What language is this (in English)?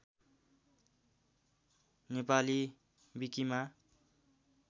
Nepali